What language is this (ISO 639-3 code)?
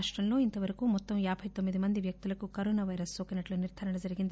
tel